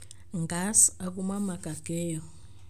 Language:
Luo (Kenya and Tanzania)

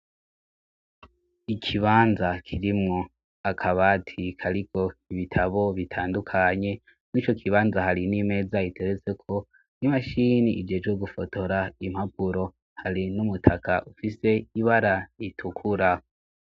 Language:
Rundi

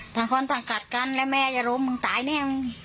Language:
Thai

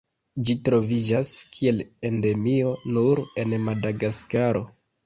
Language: Esperanto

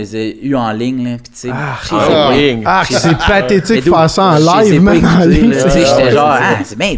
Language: French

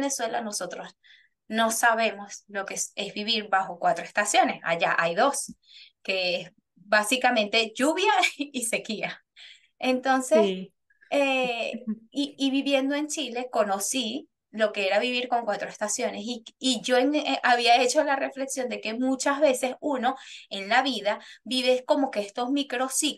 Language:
Spanish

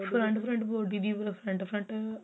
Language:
Punjabi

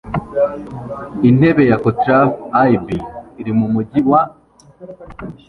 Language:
Kinyarwanda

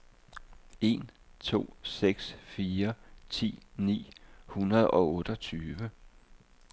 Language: Danish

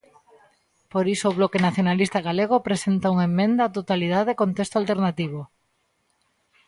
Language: Galician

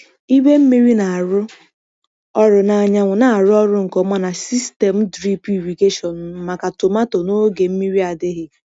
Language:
Igbo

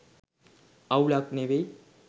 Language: Sinhala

